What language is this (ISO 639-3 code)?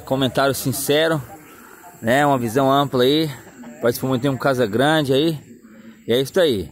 por